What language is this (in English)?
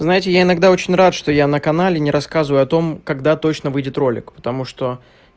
Russian